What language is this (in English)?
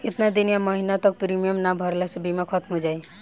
Bhojpuri